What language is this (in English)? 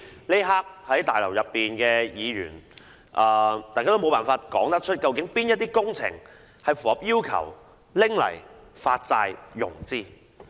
Cantonese